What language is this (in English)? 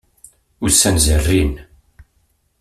Kabyle